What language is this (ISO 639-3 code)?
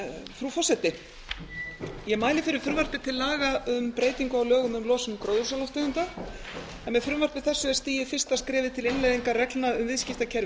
isl